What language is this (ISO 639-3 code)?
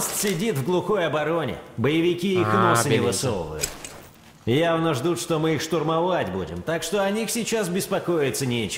por